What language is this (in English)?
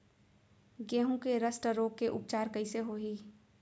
Chhattisgarhi